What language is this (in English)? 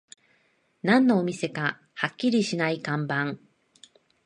Japanese